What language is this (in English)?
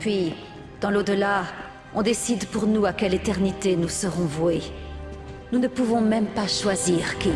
French